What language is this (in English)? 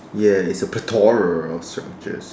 English